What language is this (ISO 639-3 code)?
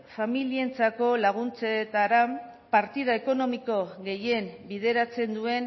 eus